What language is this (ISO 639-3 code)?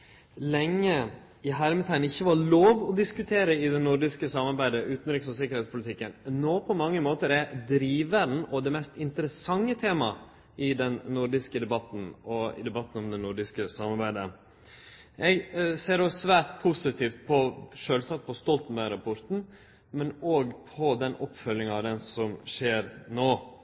nno